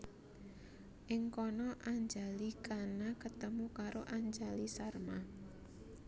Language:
Javanese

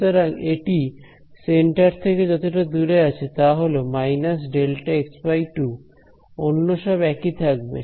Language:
Bangla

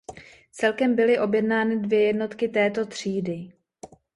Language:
Czech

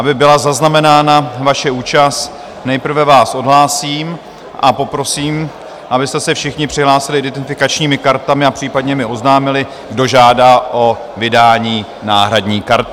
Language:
Czech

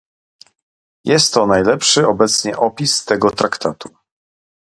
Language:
Polish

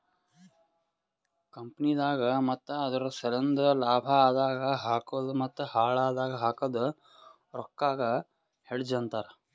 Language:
Kannada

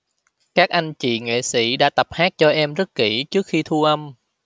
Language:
Vietnamese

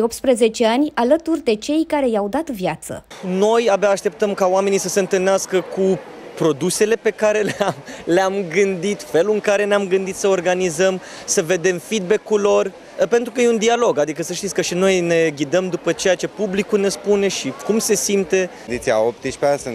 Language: Romanian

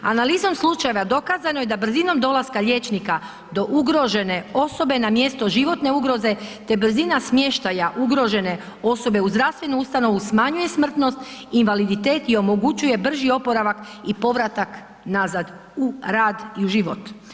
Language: Croatian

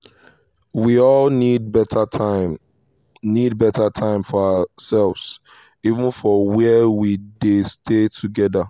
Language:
Nigerian Pidgin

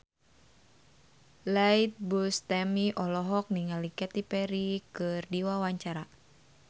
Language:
Sundanese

